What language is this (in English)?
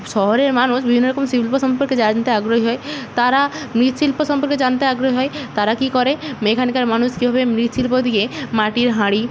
Bangla